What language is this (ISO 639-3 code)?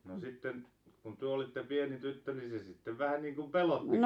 fin